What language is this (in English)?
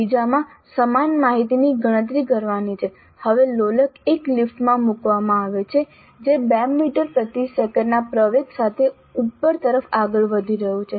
Gujarati